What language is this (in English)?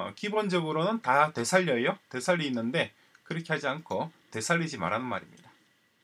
Korean